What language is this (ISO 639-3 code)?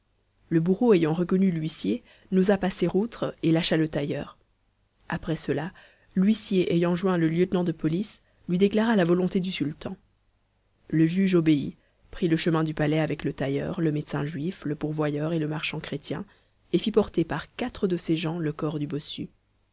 fra